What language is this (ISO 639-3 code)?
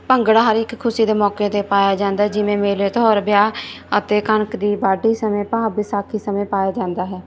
pan